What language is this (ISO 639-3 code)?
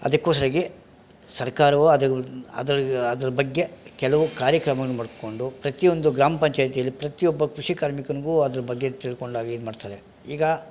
kan